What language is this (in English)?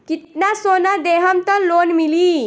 Bhojpuri